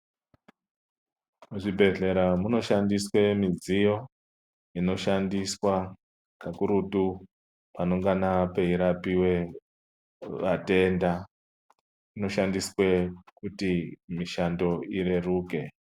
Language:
Ndau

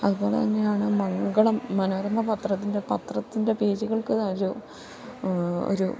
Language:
Malayalam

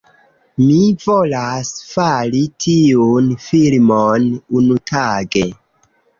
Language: Esperanto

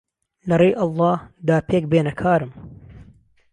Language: Central Kurdish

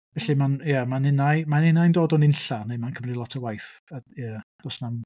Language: Welsh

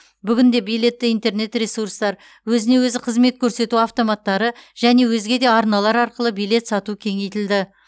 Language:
Kazakh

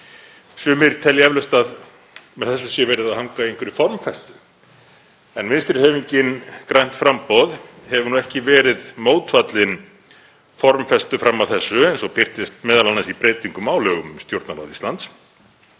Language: Icelandic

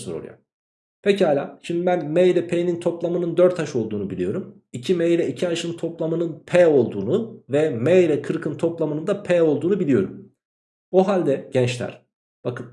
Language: Turkish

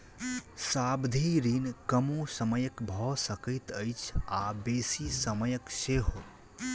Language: Maithili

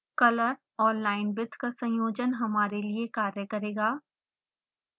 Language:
Hindi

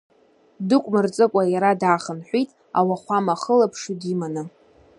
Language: Abkhazian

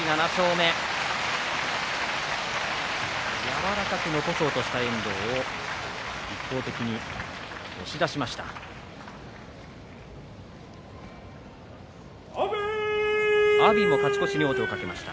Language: Japanese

